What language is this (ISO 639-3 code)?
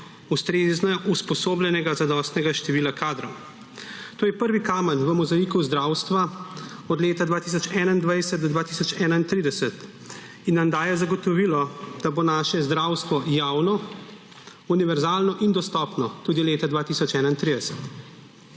slv